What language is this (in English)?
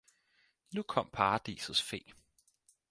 Danish